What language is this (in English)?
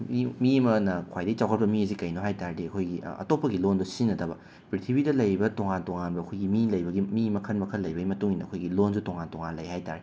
Manipuri